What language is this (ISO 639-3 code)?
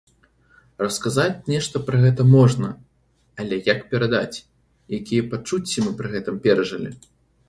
bel